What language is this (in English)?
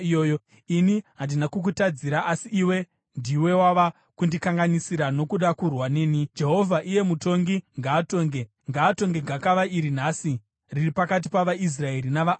Shona